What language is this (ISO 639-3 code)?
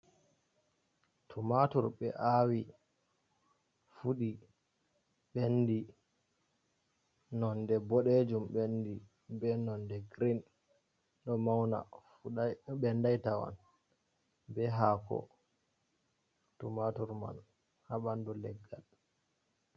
ful